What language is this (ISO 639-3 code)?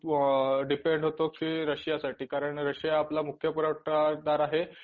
mar